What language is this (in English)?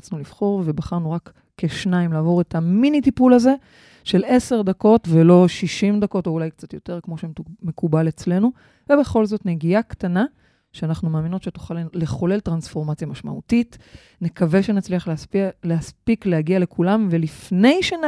Hebrew